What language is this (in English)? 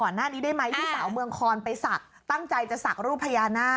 Thai